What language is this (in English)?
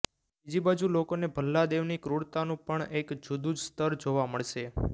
Gujarati